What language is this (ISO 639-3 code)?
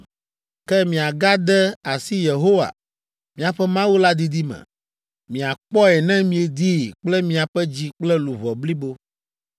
ewe